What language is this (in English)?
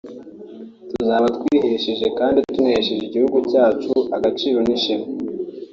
Kinyarwanda